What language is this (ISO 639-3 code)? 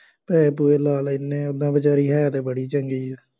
pan